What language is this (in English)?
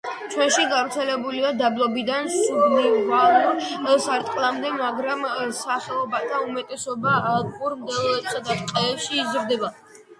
Georgian